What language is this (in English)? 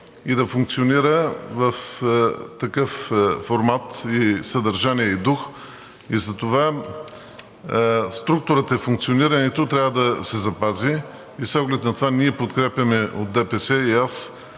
Bulgarian